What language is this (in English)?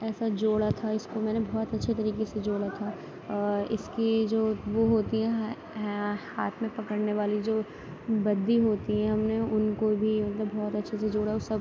Urdu